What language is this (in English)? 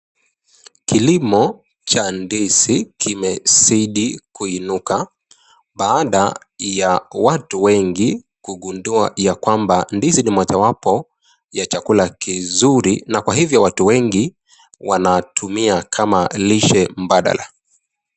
Swahili